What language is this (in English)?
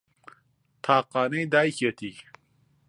Central Kurdish